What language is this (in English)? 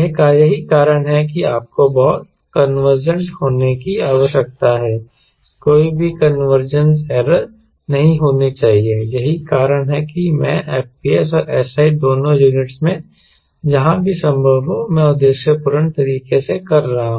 Hindi